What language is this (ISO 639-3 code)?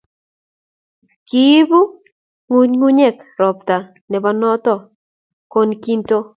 kln